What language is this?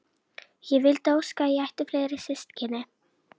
Icelandic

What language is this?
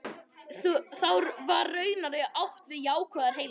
Icelandic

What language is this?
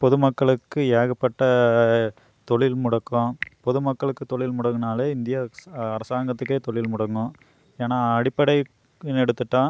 Tamil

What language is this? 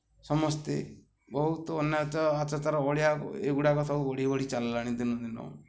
Odia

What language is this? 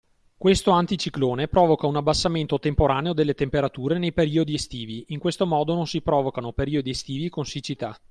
Italian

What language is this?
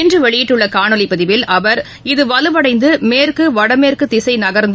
Tamil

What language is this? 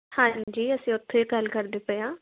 Punjabi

